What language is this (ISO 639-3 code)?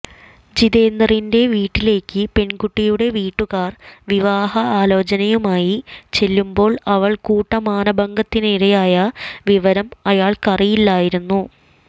mal